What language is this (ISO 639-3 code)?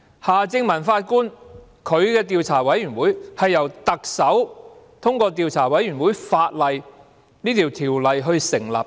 yue